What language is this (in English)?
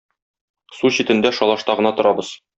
Tatar